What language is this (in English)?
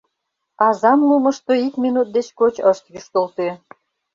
Mari